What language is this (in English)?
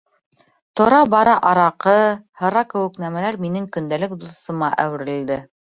Bashkir